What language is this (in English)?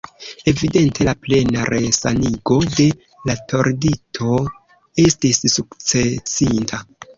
Esperanto